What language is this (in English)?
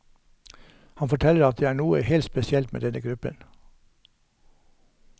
Norwegian